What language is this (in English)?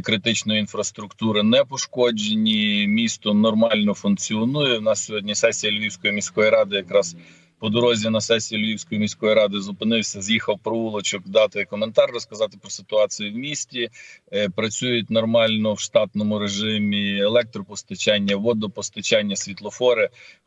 Ukrainian